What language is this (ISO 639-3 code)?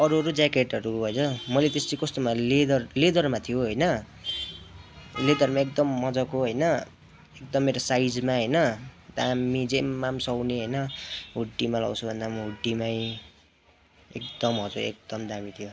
nep